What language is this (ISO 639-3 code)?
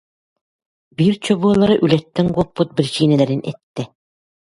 sah